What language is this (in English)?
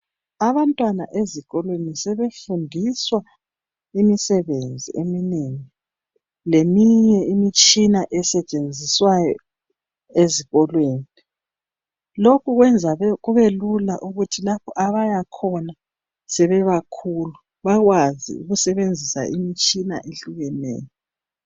North Ndebele